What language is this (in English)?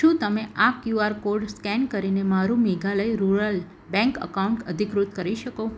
Gujarati